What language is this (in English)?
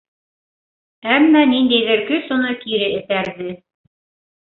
Bashkir